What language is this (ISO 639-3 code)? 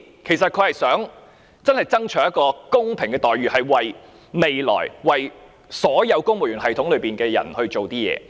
yue